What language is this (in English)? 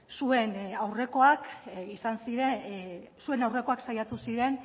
Basque